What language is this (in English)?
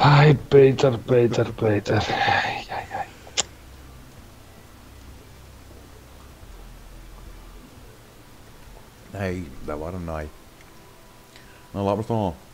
Dutch